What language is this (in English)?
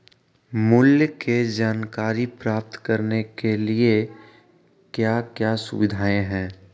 Magahi